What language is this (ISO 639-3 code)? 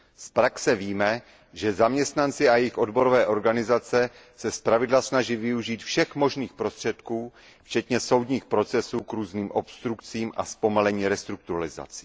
ces